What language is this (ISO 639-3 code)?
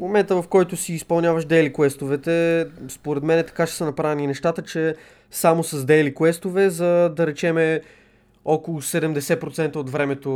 bul